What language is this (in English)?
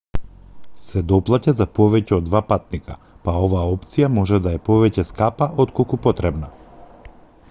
Macedonian